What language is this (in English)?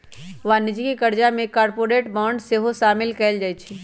Magahi